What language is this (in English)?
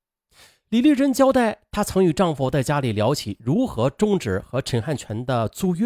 Chinese